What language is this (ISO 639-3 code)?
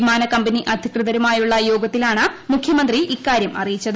mal